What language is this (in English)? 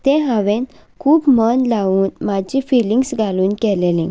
Konkani